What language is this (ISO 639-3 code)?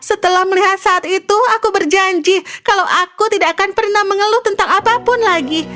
ind